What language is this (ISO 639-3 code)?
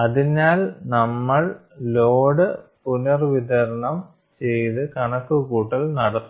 mal